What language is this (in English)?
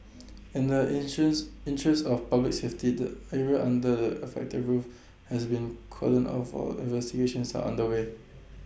English